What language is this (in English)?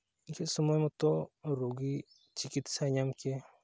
Santali